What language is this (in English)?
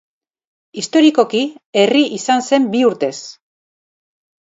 Basque